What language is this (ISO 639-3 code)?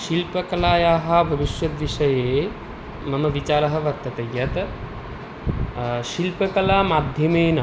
san